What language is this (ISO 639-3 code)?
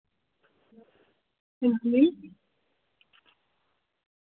doi